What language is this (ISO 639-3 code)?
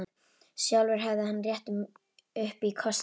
isl